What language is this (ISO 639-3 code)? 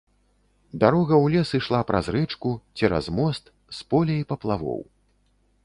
bel